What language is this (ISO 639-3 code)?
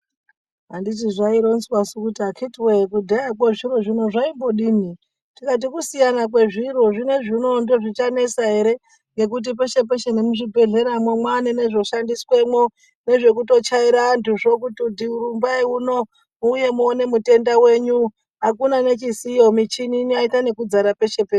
ndc